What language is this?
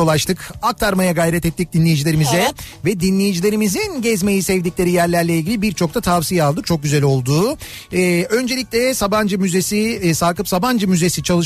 Turkish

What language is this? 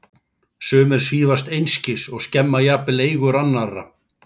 Icelandic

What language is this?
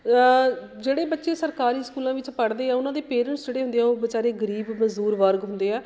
Punjabi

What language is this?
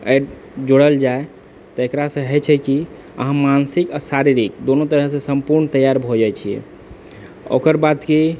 Maithili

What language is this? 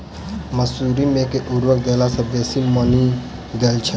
Maithili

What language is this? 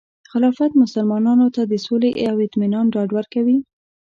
Pashto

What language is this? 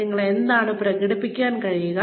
Malayalam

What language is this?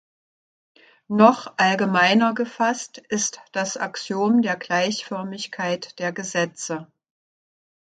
German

